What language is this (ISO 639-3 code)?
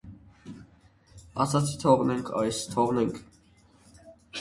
hye